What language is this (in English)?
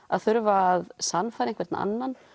Icelandic